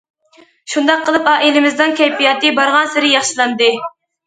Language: Uyghur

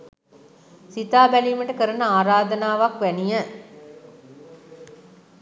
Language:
Sinhala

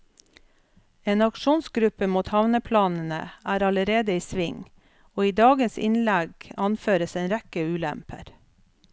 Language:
Norwegian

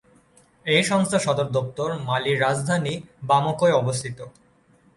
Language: Bangla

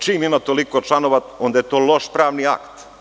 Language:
Serbian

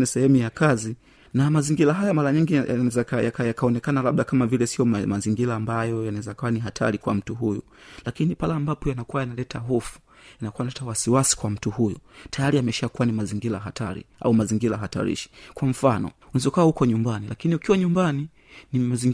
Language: Swahili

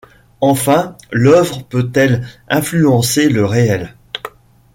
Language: French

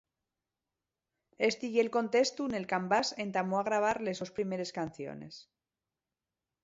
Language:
Asturian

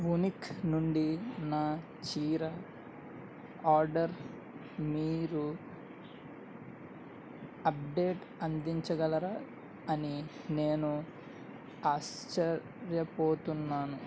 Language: Telugu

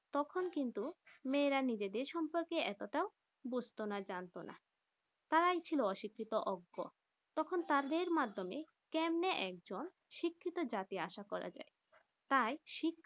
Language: Bangla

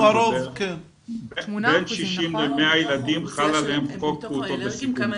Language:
Hebrew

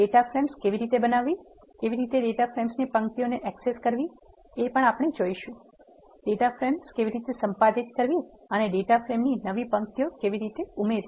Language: Gujarati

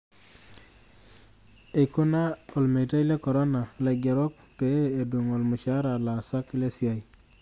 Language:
Masai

